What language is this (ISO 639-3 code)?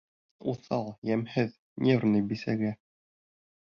bak